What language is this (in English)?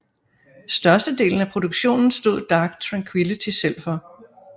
Danish